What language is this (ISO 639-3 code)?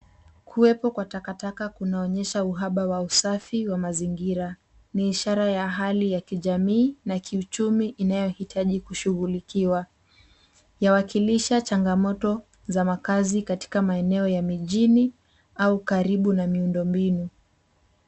swa